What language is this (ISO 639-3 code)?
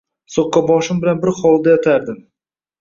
uzb